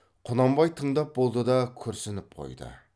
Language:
Kazakh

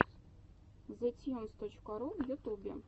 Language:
Russian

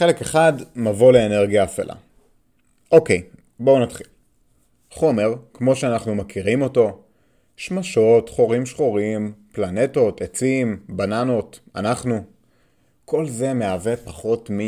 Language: Hebrew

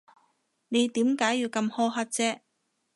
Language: Cantonese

